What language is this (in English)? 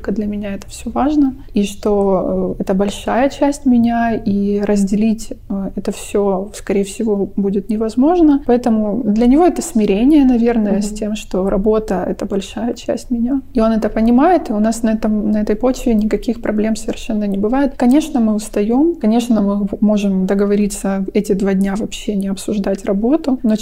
Russian